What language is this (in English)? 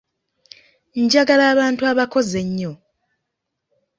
Ganda